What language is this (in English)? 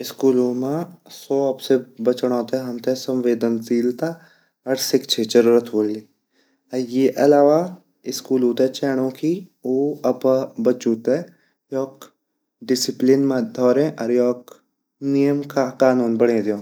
Garhwali